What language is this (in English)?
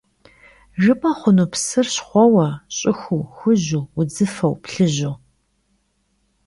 Kabardian